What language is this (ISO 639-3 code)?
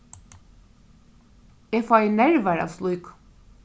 fao